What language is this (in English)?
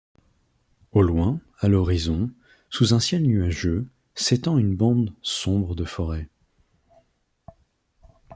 French